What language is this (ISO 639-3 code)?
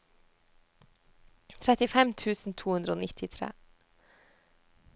nor